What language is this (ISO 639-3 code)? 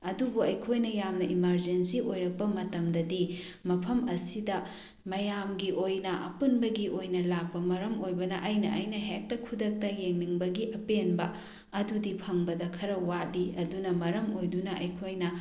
mni